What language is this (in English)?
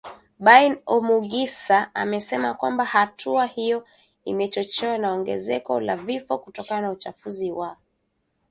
Swahili